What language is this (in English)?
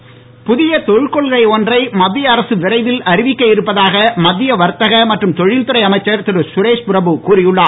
Tamil